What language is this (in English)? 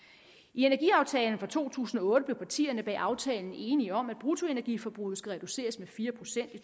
Danish